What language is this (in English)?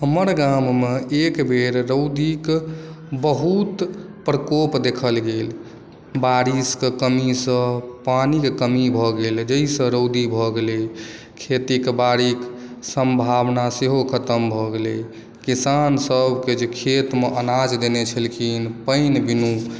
Maithili